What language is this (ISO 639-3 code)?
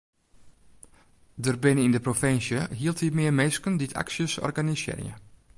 fry